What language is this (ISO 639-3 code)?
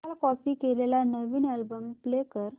mar